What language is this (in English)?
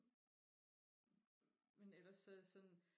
Danish